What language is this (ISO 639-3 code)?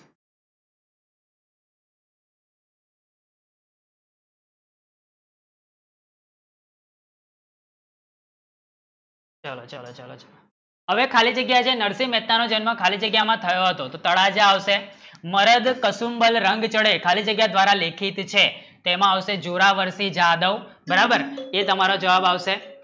guj